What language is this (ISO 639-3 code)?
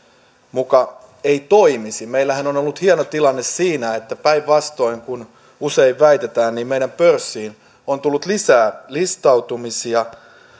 fin